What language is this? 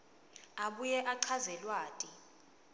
Swati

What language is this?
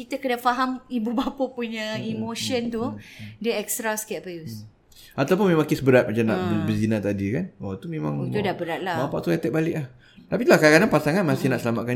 Malay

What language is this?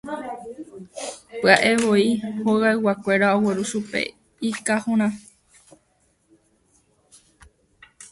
Guarani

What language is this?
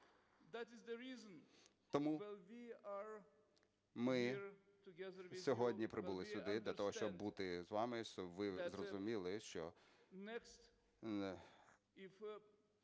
Ukrainian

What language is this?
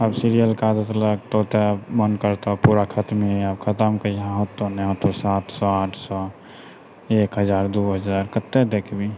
Maithili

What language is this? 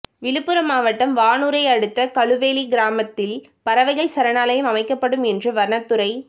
Tamil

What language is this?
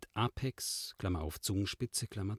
German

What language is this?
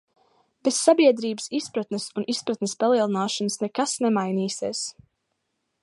Latvian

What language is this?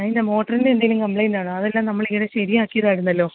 Malayalam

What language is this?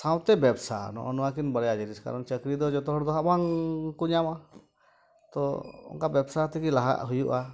Santali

